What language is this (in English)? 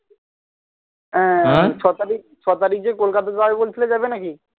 Bangla